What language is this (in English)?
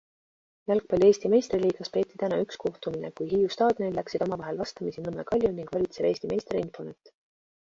Estonian